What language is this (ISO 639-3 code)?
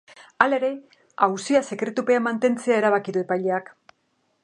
eus